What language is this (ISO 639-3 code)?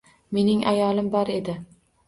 uzb